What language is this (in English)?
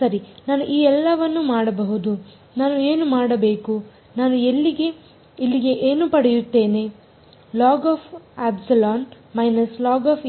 Kannada